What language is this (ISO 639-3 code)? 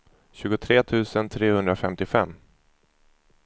swe